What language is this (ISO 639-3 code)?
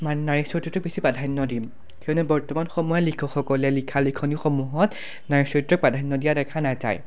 asm